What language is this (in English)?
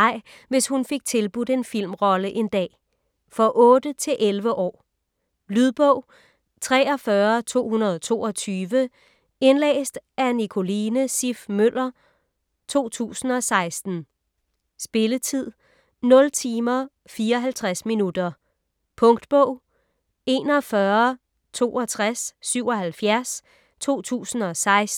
Danish